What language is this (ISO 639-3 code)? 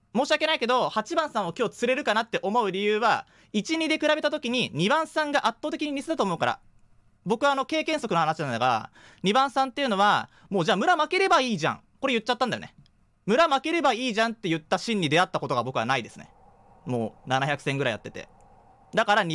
jpn